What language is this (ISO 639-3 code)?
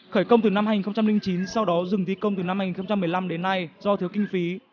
vie